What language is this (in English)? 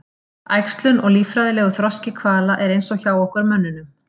Icelandic